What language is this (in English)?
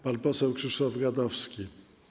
Polish